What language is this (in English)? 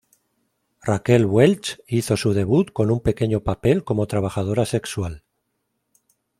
Spanish